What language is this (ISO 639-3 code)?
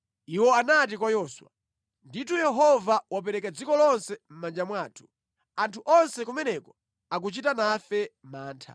nya